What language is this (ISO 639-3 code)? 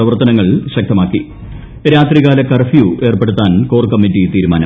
mal